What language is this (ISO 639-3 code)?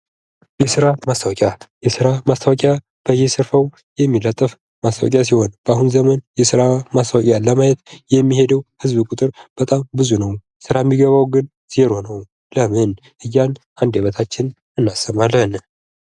amh